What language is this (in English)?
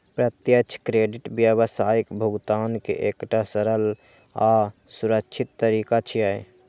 Maithili